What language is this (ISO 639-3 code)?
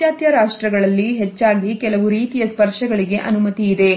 kan